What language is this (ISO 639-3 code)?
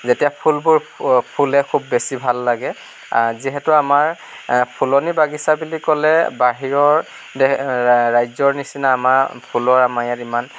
asm